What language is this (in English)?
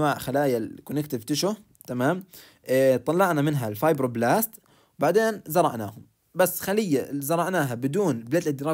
Arabic